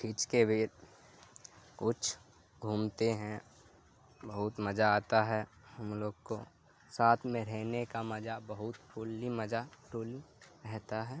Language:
Urdu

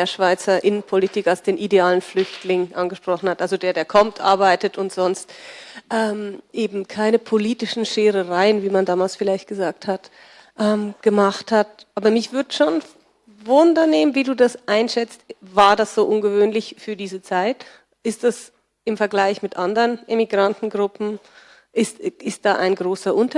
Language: German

